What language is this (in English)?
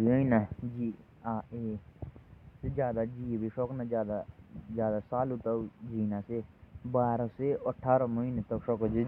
Jaunsari